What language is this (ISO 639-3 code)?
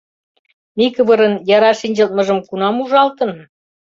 chm